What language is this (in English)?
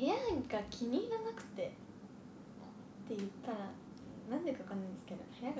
Japanese